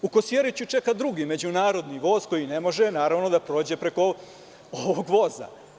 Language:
Serbian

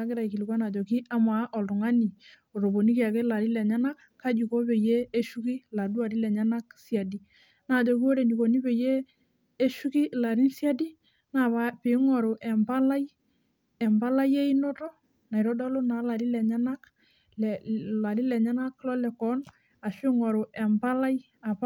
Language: Masai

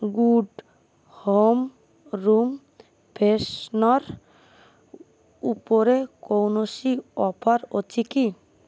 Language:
Odia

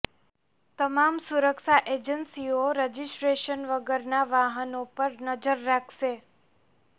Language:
Gujarati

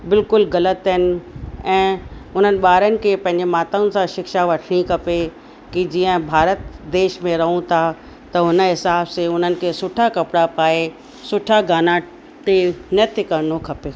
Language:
Sindhi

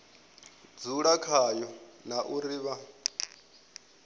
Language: Venda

